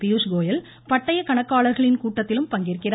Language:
Tamil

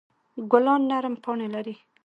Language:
Pashto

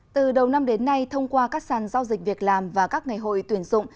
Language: Vietnamese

